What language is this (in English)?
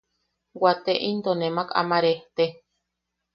Yaqui